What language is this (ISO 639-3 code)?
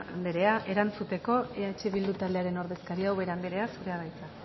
eus